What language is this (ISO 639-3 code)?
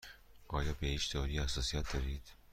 fas